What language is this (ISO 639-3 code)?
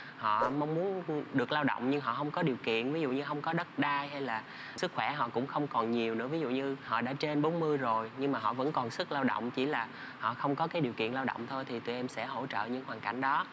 vie